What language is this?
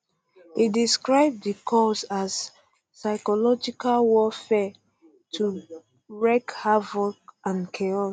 Nigerian Pidgin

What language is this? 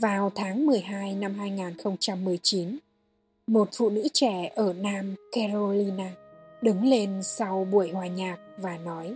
Vietnamese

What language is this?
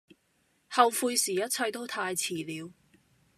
Cantonese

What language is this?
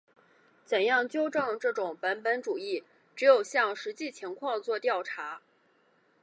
Chinese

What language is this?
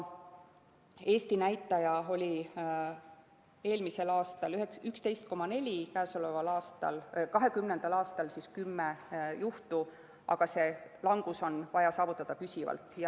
Estonian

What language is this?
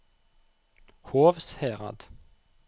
Norwegian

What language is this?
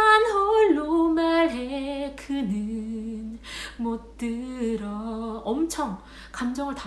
Korean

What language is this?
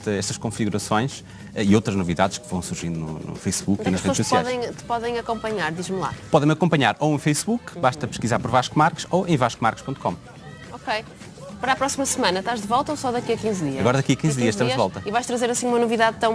Portuguese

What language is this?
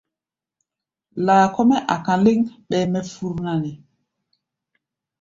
Gbaya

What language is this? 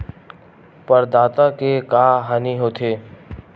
Chhattisgarhi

